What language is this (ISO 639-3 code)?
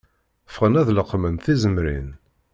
kab